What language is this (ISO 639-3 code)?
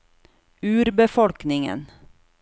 nor